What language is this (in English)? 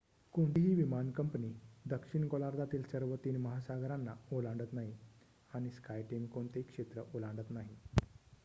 Marathi